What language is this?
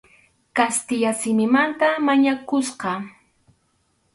Arequipa-La Unión Quechua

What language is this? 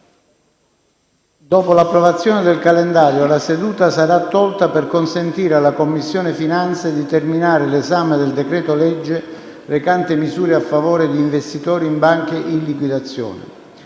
Italian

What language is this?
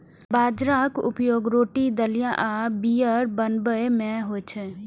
Maithili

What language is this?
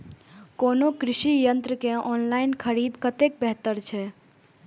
Maithili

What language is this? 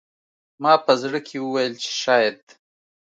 Pashto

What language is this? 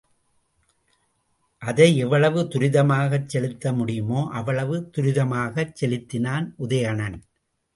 Tamil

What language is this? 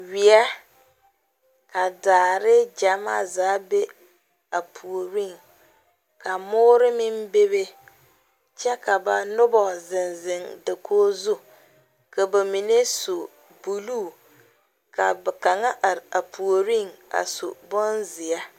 Southern Dagaare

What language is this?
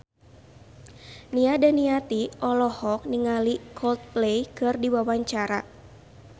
Sundanese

